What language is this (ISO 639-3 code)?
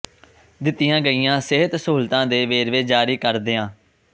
pan